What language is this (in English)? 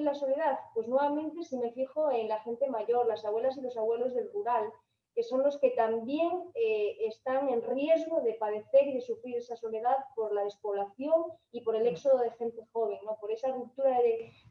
Spanish